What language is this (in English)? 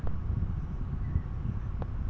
Bangla